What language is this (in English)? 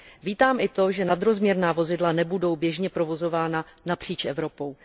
Czech